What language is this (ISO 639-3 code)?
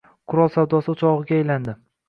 uzb